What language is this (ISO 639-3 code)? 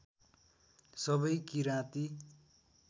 nep